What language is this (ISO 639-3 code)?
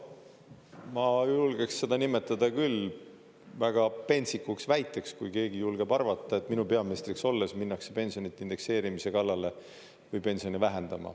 est